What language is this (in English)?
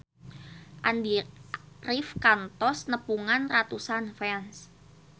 Sundanese